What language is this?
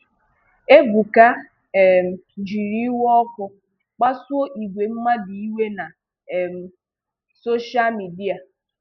Igbo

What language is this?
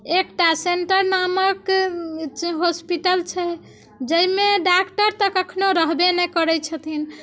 Maithili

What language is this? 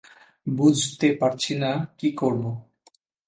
Bangla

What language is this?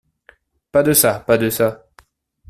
French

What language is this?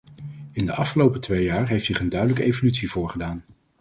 Dutch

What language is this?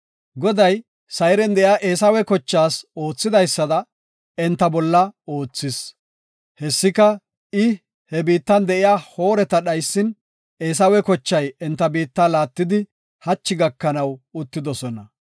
Gofa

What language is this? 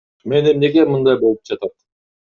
Kyrgyz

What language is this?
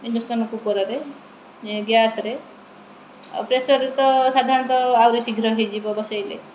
Odia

